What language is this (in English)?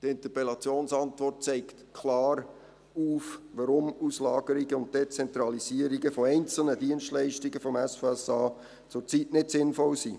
Swiss German